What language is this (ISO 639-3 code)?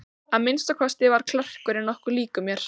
isl